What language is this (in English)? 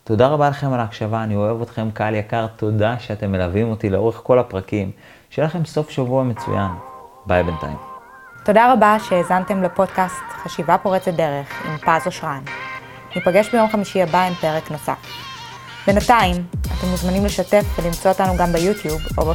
Hebrew